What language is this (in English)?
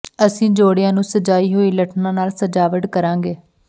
Punjabi